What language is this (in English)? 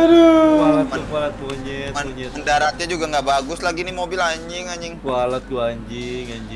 Indonesian